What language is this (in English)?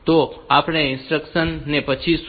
Gujarati